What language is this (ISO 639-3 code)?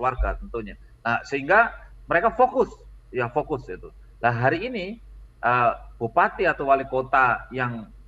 ind